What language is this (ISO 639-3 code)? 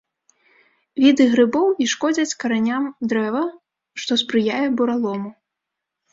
bel